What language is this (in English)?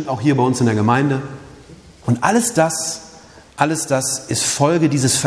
German